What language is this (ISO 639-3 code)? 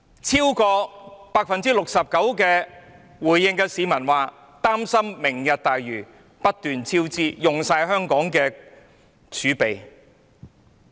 yue